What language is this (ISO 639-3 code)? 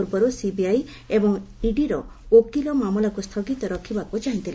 ori